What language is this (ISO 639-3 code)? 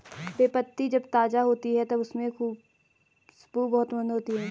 hin